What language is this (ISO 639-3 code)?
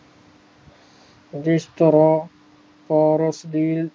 pan